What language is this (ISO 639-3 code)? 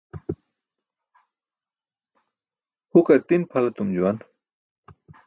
bsk